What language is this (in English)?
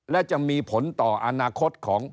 Thai